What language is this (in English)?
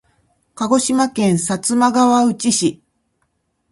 Japanese